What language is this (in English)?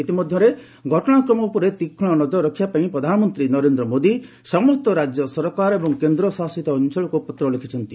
Odia